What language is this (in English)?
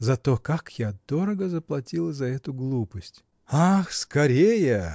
Russian